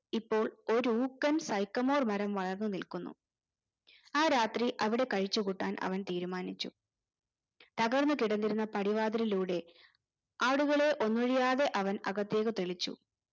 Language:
Malayalam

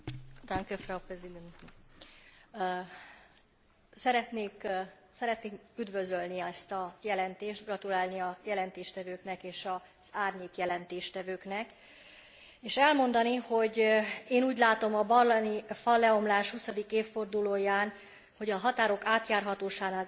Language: Hungarian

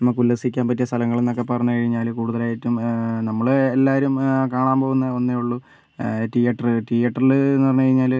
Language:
Malayalam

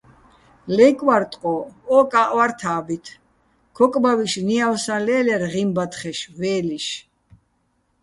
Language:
Bats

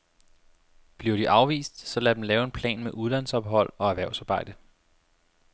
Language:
Danish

